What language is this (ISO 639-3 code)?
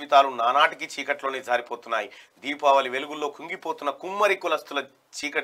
ron